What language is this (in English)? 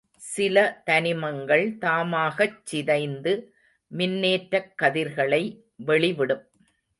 Tamil